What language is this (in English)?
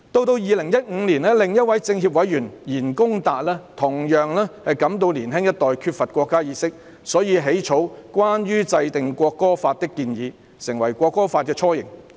Cantonese